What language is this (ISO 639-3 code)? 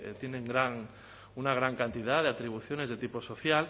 spa